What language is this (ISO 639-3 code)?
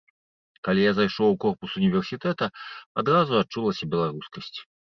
bel